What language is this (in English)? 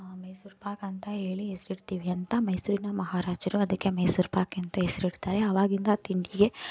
Kannada